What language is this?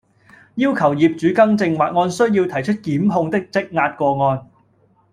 Cantonese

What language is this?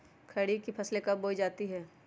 Magahi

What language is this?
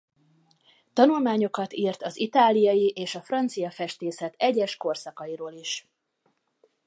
Hungarian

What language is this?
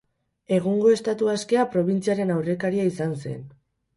Basque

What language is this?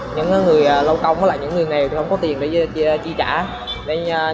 Vietnamese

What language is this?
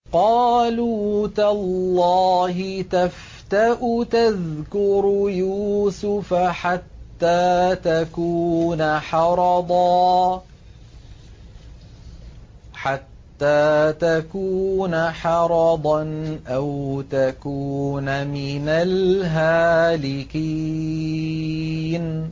Arabic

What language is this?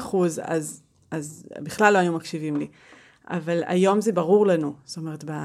Hebrew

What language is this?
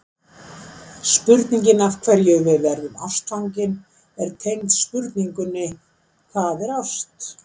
Icelandic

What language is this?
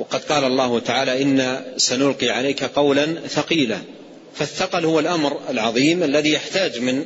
Arabic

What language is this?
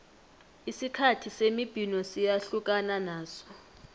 South Ndebele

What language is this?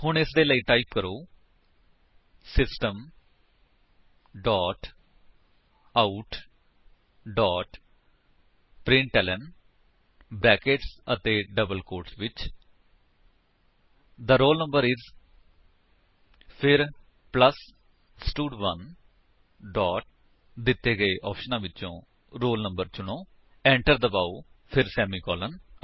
Punjabi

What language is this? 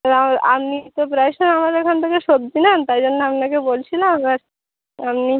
Bangla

